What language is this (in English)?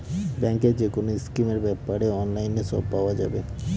Bangla